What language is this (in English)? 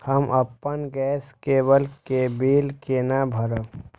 Maithili